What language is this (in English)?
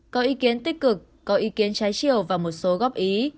Vietnamese